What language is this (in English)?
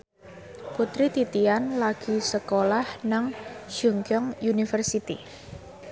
Javanese